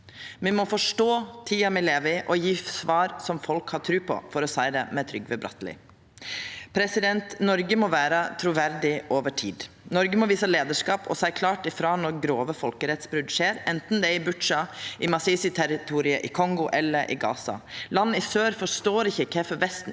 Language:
Norwegian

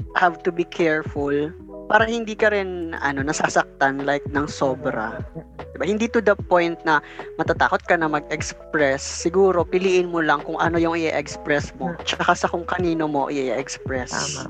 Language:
Filipino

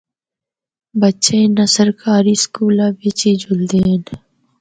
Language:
Northern Hindko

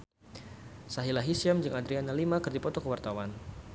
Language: Sundanese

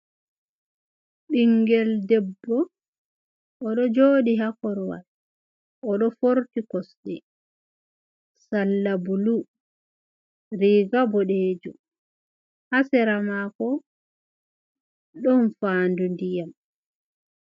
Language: Fula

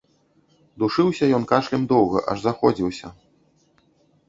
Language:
Belarusian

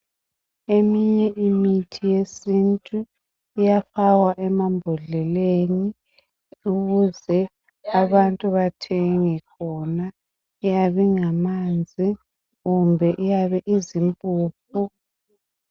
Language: North Ndebele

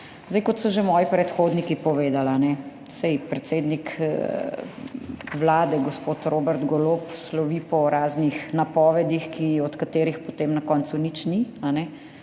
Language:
Slovenian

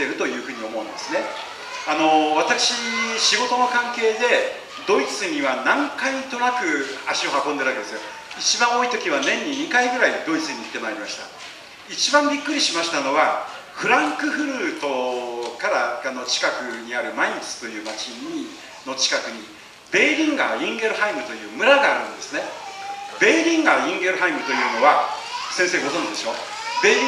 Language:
Japanese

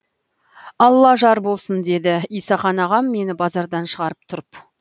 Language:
Kazakh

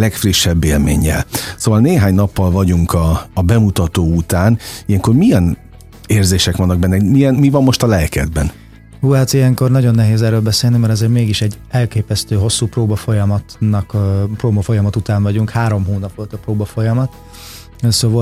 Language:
Hungarian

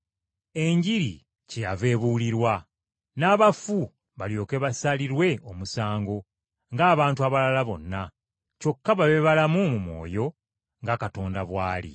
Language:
Ganda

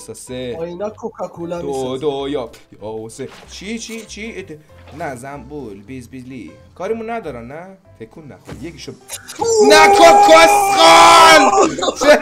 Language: Persian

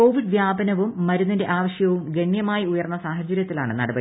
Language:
Malayalam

